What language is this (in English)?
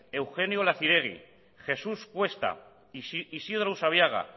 Basque